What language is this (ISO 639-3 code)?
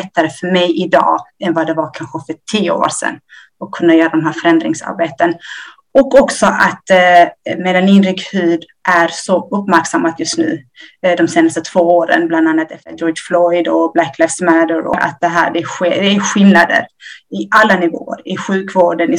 swe